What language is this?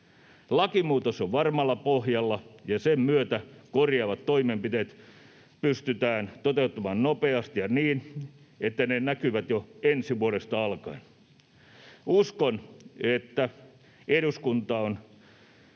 Finnish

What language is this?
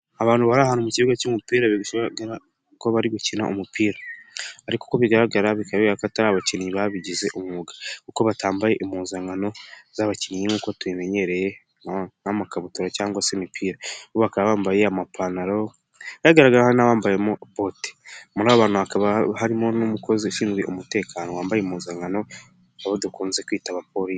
Kinyarwanda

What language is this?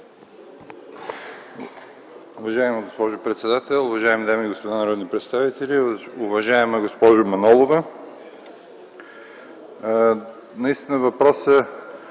Bulgarian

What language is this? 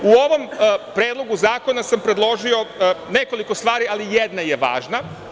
Serbian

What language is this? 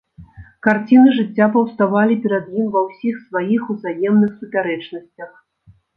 Belarusian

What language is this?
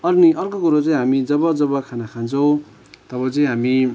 Nepali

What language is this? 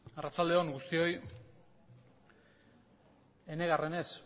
Basque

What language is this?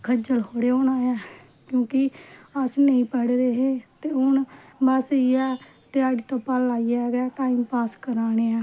Dogri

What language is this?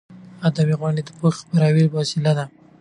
Pashto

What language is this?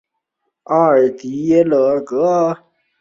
Chinese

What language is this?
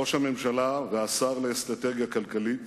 Hebrew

